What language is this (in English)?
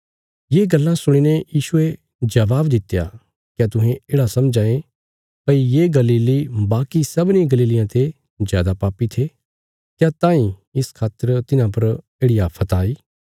Bilaspuri